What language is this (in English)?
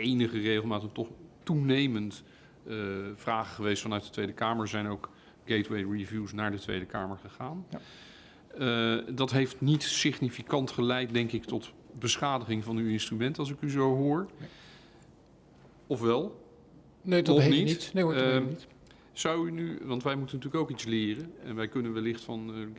Dutch